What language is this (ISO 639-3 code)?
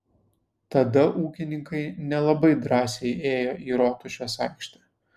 lit